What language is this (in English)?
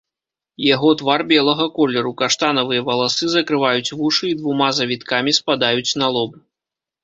Belarusian